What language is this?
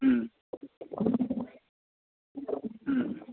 Tamil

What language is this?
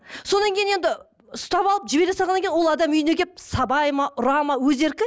Kazakh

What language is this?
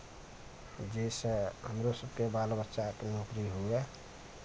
Maithili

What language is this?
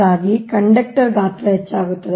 Kannada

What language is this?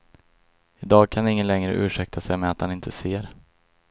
Swedish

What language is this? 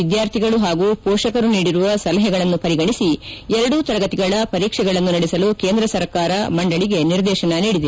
Kannada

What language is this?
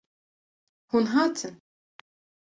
Kurdish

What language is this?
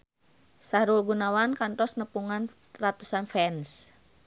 Sundanese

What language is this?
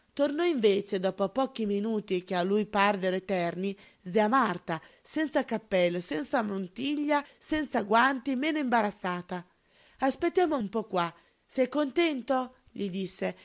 Italian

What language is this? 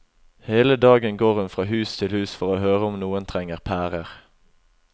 Norwegian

